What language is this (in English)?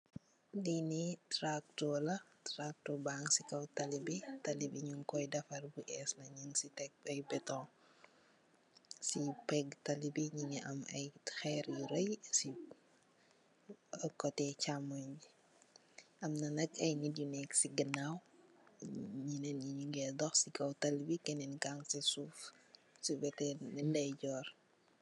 Wolof